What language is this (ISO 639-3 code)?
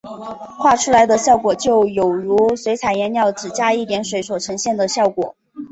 zho